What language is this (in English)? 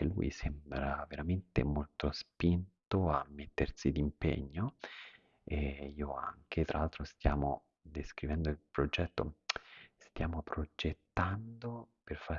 Italian